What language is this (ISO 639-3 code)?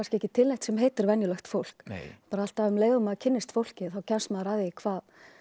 isl